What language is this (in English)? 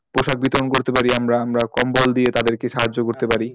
Bangla